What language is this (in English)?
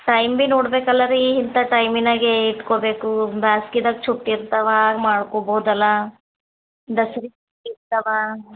Kannada